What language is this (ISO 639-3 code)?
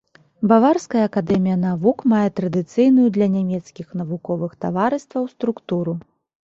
bel